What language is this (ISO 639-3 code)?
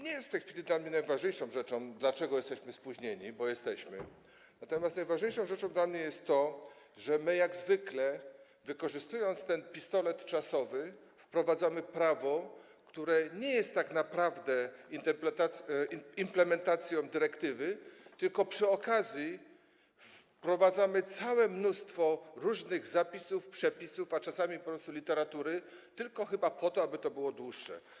pol